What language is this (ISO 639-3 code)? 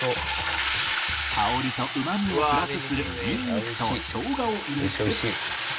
jpn